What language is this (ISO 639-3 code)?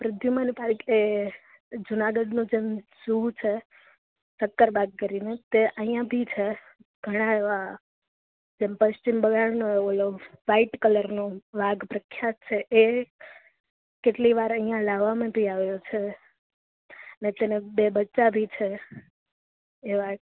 guj